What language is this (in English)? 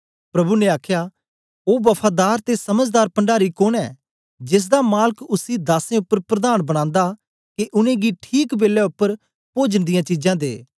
Dogri